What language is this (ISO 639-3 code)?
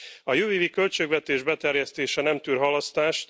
hun